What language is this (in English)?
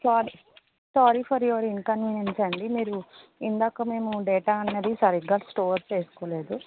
Telugu